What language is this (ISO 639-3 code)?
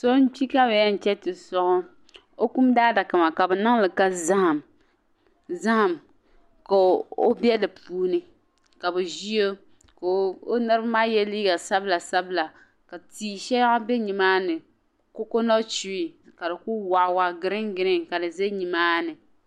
dag